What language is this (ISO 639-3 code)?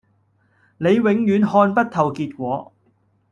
yue